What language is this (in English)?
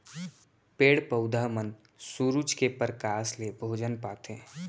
Chhattisgarhi